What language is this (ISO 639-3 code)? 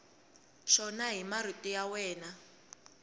tso